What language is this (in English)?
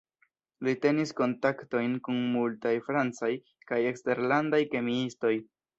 Esperanto